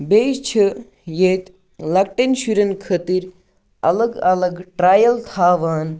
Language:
Kashmiri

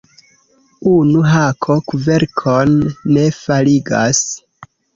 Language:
Esperanto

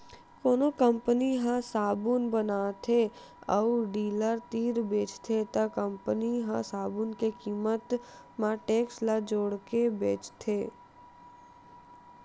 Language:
Chhattisgarhi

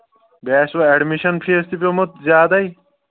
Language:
Kashmiri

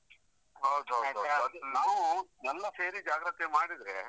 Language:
Kannada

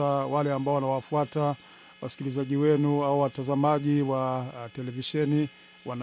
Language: Swahili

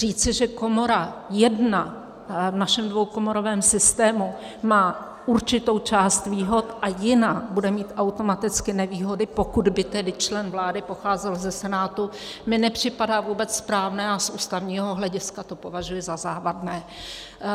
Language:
Czech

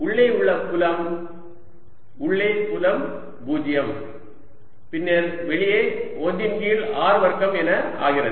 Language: Tamil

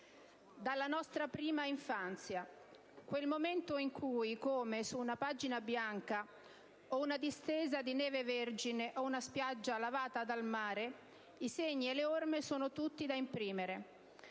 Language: Italian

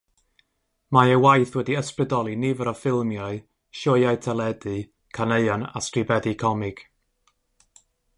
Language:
Welsh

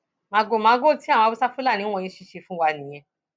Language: Yoruba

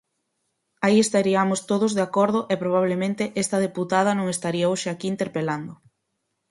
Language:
Galician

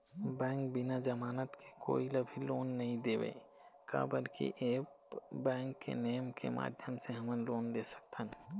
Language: Chhattisgarhi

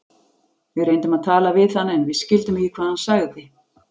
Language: Icelandic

